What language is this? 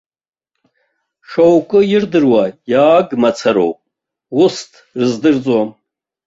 Abkhazian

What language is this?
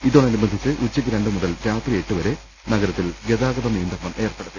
Malayalam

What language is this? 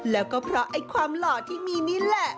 Thai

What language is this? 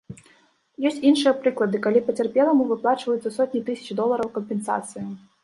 Belarusian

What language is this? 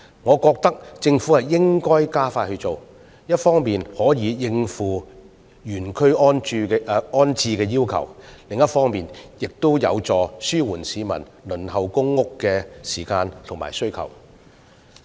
Cantonese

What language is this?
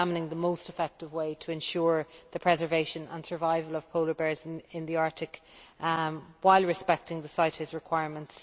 English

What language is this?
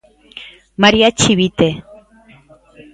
Galician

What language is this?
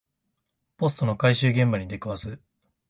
Japanese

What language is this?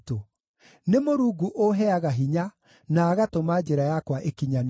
Kikuyu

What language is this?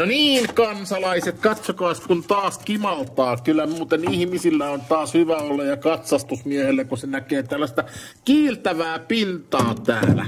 Finnish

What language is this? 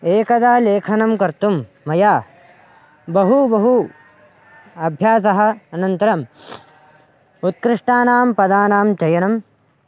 Sanskrit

